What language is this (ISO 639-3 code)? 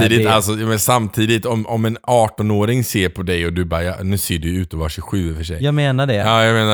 swe